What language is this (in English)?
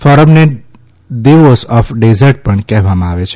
Gujarati